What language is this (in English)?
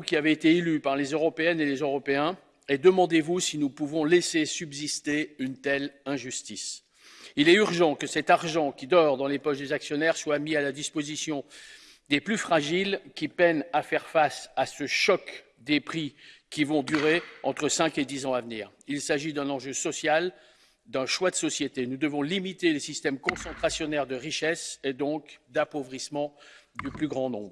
French